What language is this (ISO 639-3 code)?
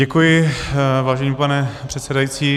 ces